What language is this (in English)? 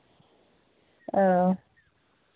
Santali